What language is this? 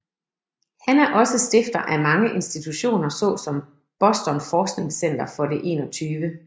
Danish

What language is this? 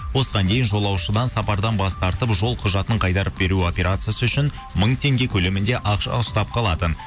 Kazakh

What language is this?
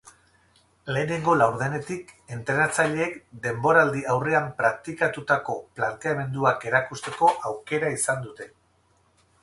Basque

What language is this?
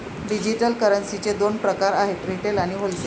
Marathi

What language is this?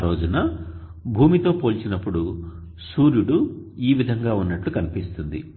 Telugu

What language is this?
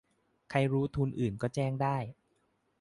Thai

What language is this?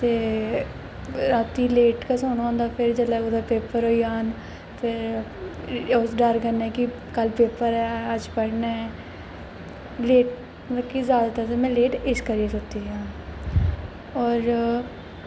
Dogri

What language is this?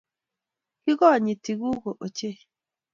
Kalenjin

